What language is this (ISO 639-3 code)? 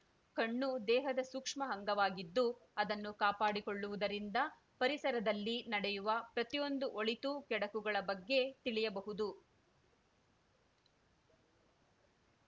kan